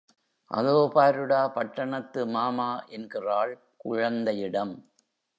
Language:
Tamil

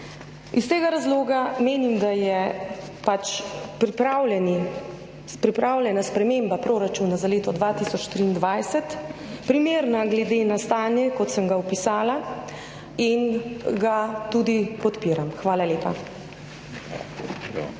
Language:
Slovenian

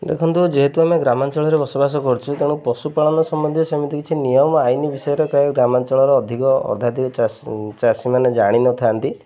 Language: Odia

